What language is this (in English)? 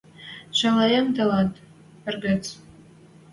Western Mari